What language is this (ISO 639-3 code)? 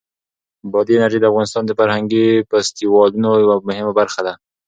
pus